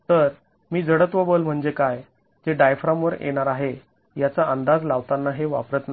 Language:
Marathi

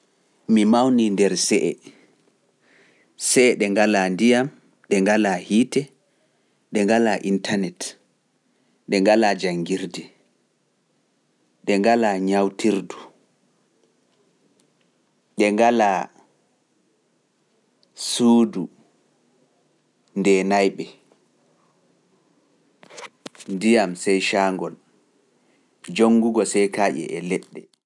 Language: Pular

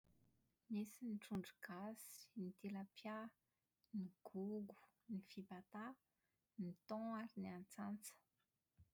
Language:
Malagasy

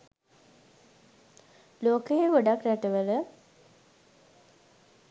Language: Sinhala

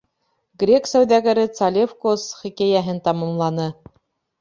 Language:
Bashkir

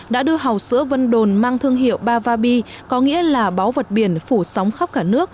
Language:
Vietnamese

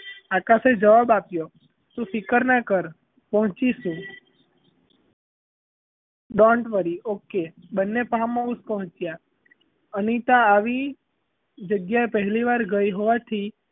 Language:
Gujarati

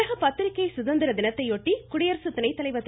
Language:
Tamil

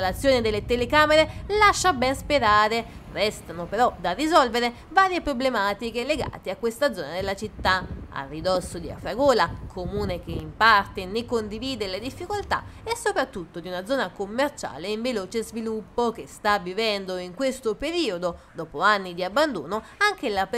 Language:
Italian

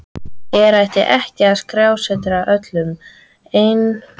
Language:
Icelandic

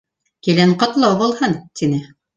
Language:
Bashkir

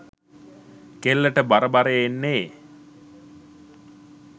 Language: Sinhala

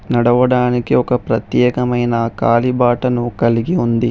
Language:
Telugu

